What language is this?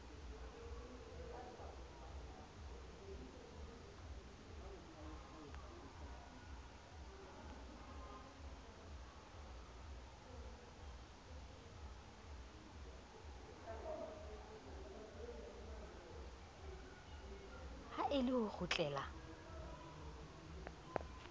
Southern Sotho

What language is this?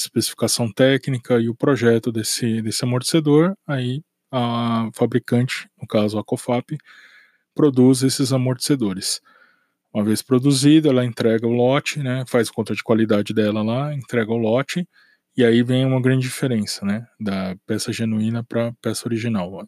Portuguese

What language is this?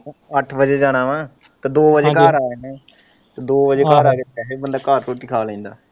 Punjabi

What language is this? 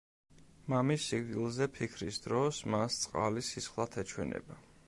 Georgian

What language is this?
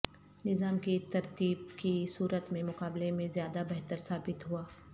Urdu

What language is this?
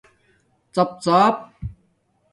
Domaaki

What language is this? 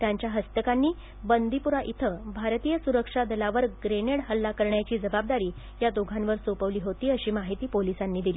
Marathi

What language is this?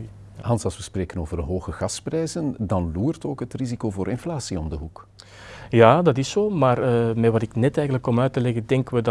Dutch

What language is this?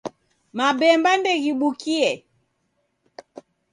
Taita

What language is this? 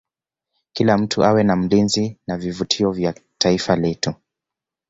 Swahili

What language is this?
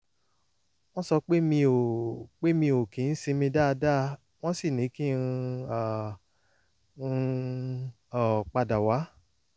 Yoruba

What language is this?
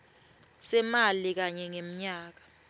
Swati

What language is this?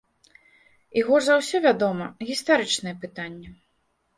Belarusian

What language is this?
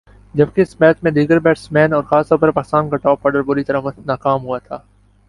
Urdu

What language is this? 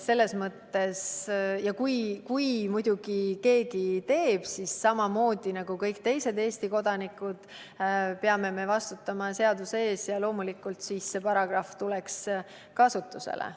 Estonian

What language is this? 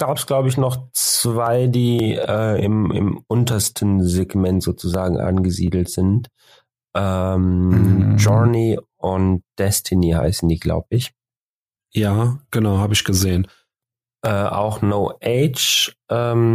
German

